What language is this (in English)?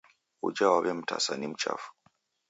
Taita